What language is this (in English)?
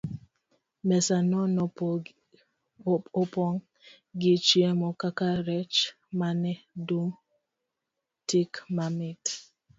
Luo (Kenya and Tanzania)